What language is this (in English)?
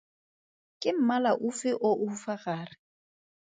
Tswana